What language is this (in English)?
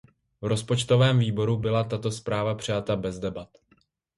Czech